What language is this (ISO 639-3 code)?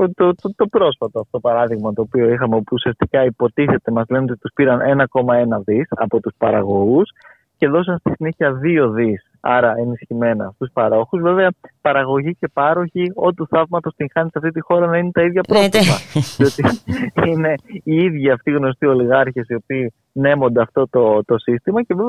ell